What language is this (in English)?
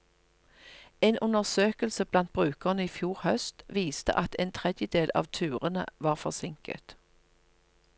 Norwegian